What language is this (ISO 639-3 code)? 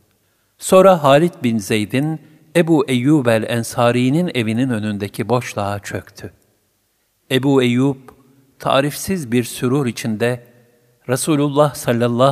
tur